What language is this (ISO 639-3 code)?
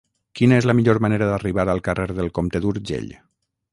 cat